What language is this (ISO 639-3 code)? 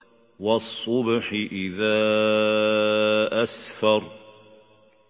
ara